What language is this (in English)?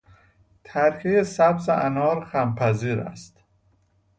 Persian